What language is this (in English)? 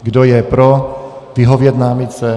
Czech